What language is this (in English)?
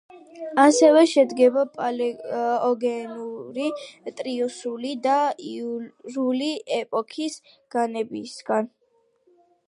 Georgian